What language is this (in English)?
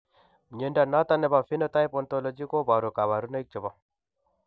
Kalenjin